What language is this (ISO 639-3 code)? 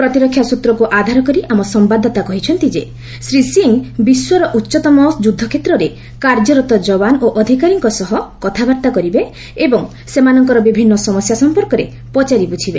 ori